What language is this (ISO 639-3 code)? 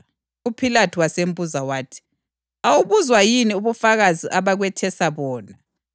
nde